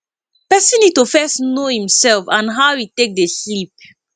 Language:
Nigerian Pidgin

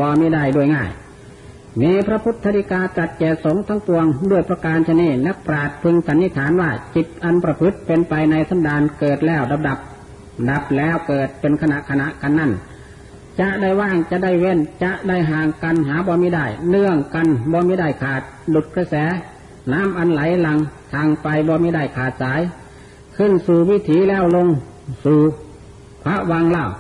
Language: Thai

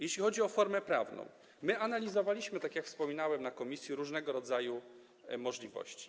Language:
Polish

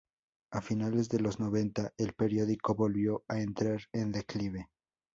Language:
Spanish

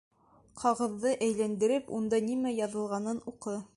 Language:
Bashkir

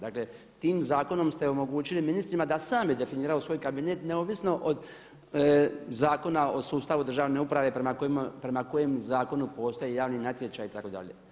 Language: Croatian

